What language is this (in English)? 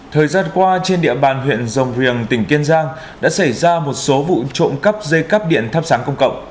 Vietnamese